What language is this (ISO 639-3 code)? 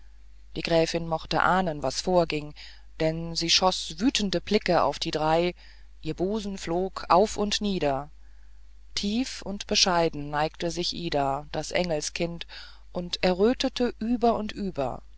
deu